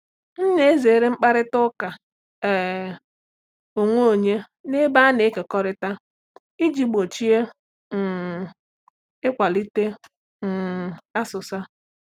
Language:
Igbo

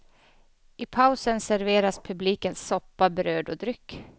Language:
Swedish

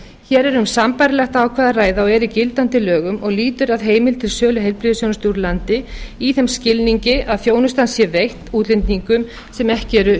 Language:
Icelandic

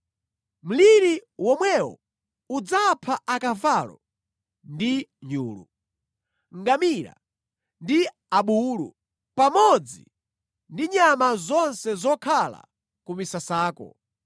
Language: Nyanja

